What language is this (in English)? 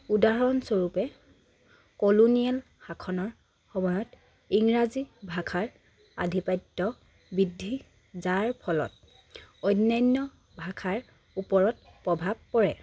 Assamese